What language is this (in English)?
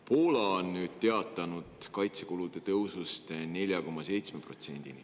Estonian